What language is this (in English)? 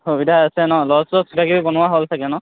Assamese